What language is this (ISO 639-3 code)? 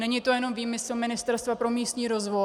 ces